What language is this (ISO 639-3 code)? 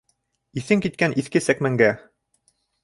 bak